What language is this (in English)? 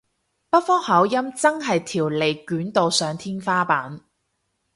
Cantonese